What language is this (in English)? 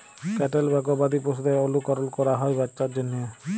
Bangla